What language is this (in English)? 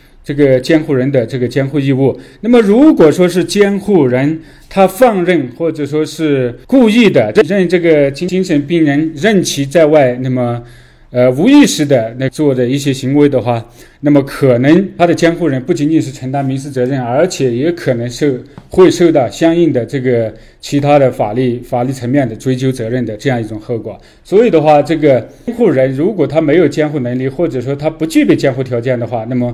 Chinese